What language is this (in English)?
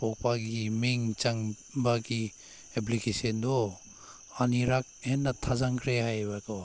Manipuri